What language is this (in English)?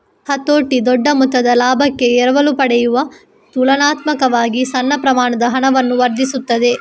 Kannada